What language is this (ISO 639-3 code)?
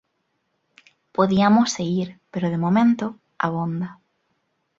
glg